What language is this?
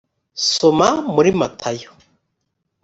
Kinyarwanda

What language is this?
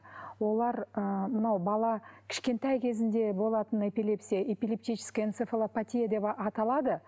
Kazakh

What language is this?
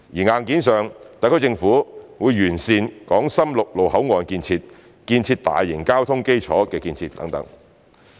Cantonese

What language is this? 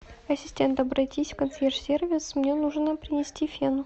Russian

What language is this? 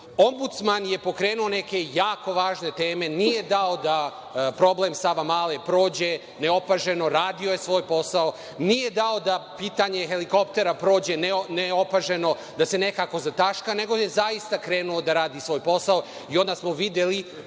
Serbian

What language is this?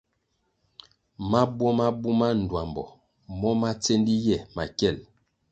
Kwasio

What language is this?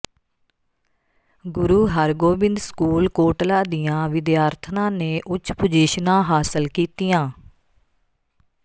Punjabi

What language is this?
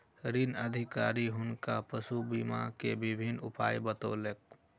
Maithili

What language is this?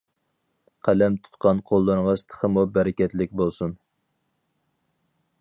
Uyghur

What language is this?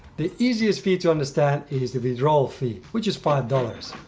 English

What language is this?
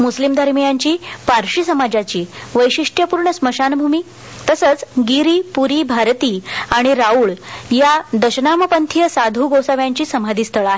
Marathi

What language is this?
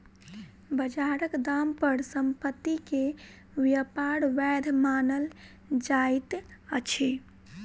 Maithili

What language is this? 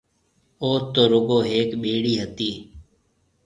Marwari (Pakistan)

